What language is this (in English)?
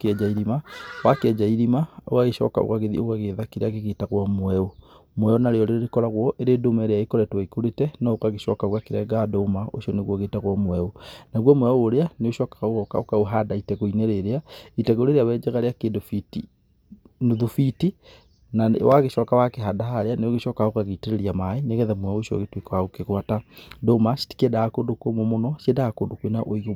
Kikuyu